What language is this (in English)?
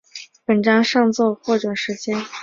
Chinese